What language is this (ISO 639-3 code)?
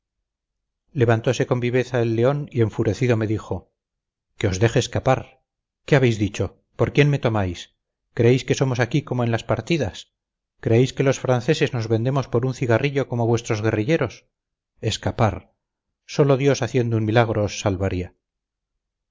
spa